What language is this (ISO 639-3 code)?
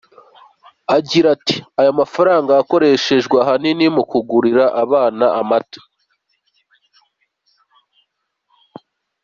kin